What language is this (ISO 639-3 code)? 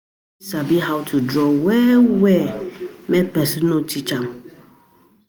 pcm